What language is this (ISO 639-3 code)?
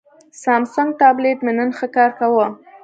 pus